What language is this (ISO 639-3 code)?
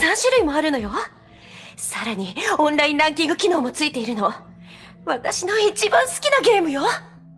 jpn